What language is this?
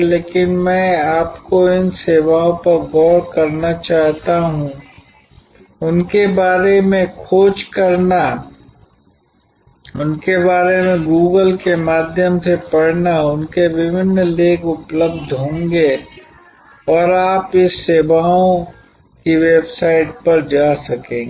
Hindi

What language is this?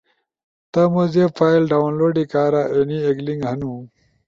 Ushojo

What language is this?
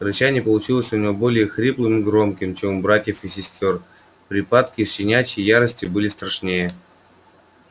Russian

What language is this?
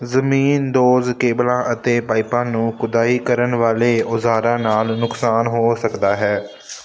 Punjabi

